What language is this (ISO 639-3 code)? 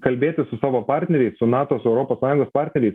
lit